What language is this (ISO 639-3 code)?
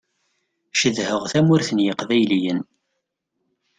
kab